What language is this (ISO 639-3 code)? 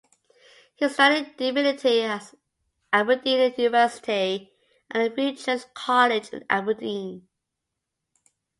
eng